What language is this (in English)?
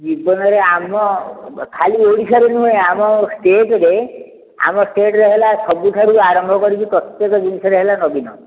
Odia